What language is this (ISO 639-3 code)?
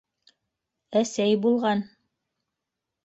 bak